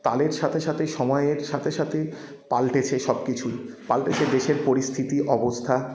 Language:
Bangla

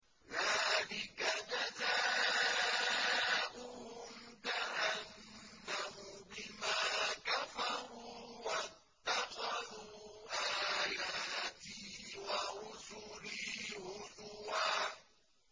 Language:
Arabic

